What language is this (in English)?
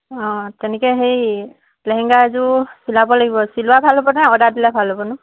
Assamese